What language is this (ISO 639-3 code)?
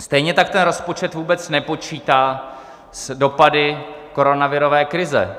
ces